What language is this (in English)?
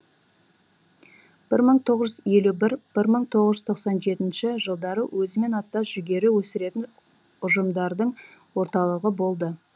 Kazakh